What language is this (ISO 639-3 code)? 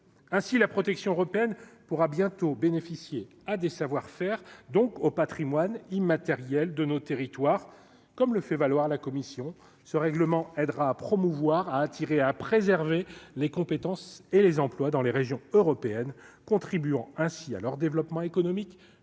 fra